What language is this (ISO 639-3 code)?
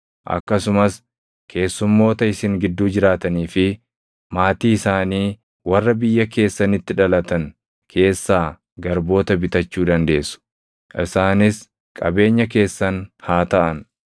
orm